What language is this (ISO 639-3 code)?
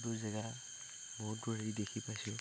asm